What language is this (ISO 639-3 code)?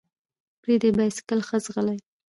pus